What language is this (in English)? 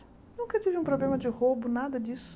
Portuguese